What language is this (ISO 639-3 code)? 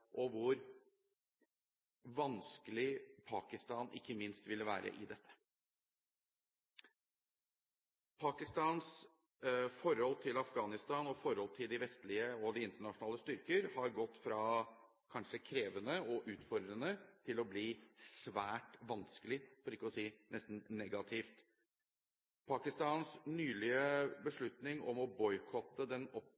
nob